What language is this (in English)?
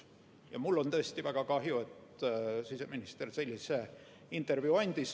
Estonian